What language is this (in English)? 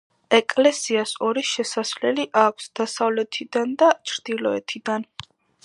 Georgian